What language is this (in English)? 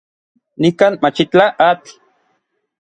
Orizaba Nahuatl